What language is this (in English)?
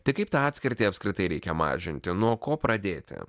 Lithuanian